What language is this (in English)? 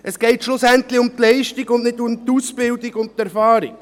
Swiss German